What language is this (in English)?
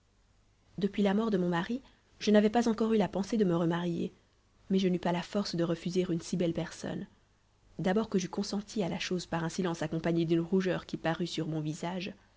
French